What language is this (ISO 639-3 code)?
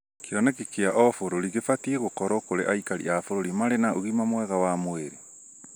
kik